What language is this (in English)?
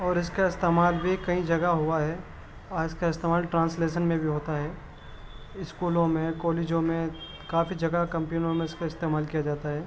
Urdu